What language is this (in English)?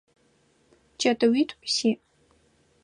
Adyghe